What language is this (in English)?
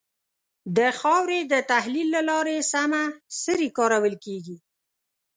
Pashto